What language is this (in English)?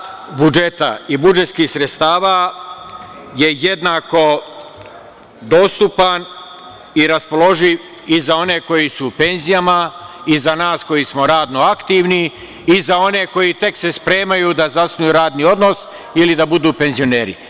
Serbian